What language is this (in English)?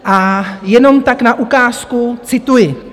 Czech